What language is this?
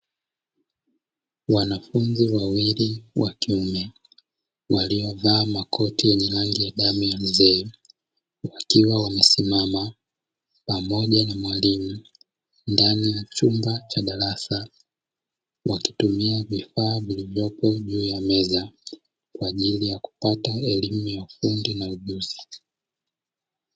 Swahili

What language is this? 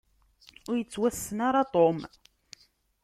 Kabyle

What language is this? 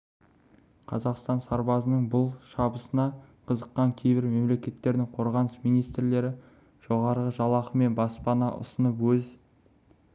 Kazakh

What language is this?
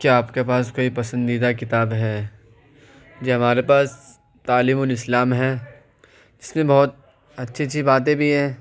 Urdu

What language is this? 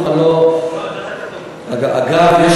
Hebrew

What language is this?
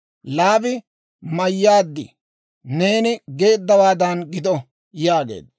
Dawro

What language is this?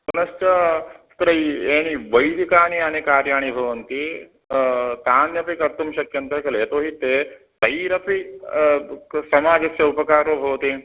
Sanskrit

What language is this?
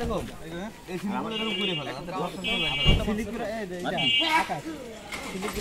Turkish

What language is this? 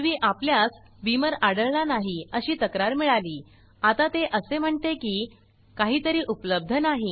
Marathi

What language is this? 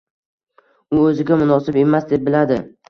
Uzbek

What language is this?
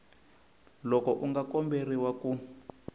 Tsonga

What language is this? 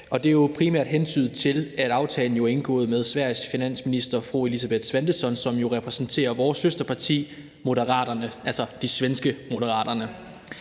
Danish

